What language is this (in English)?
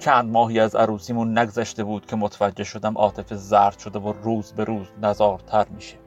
Persian